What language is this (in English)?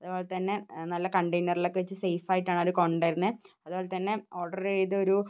Malayalam